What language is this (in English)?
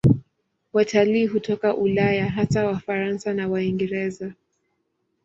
Swahili